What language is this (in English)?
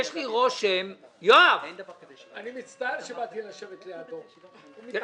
Hebrew